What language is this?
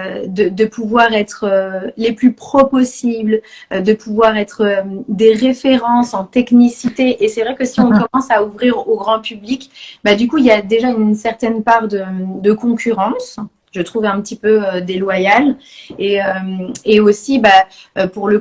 French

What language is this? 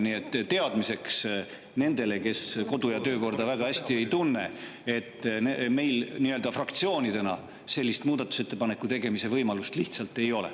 Estonian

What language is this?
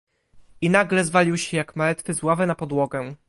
Polish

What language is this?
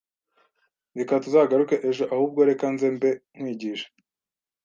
Kinyarwanda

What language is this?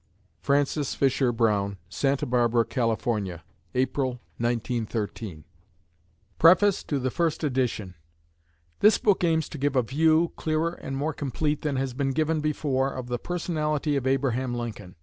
English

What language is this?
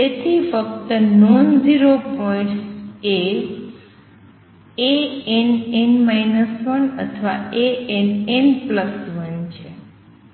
Gujarati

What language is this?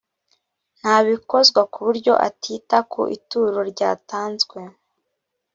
Kinyarwanda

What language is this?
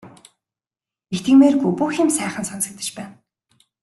Mongolian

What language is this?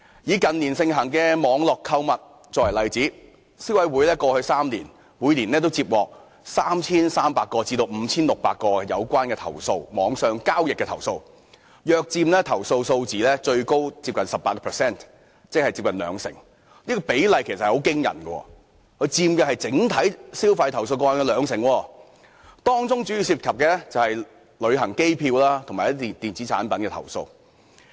Cantonese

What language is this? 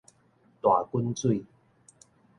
Min Nan Chinese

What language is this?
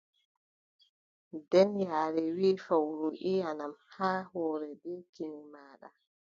Adamawa Fulfulde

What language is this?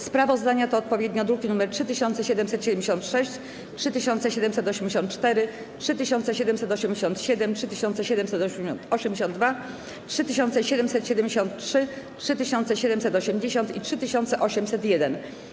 Polish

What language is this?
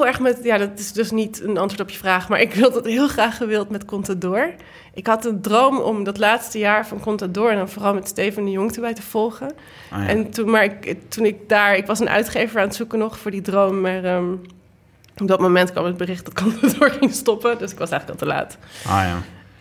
Dutch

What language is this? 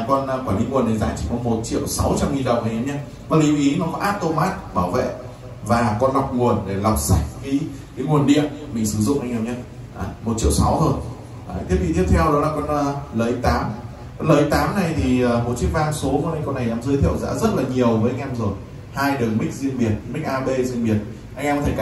Vietnamese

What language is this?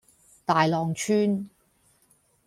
Cantonese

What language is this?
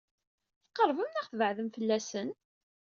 Kabyle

